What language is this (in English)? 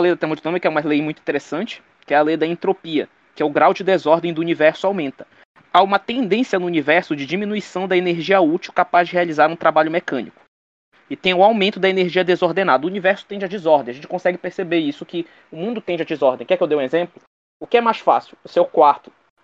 Portuguese